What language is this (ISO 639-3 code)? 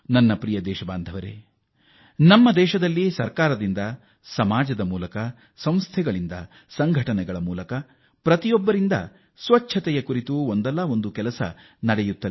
kan